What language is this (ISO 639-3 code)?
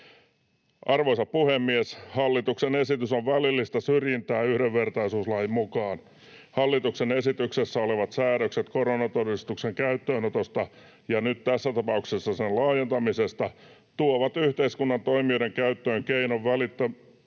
fin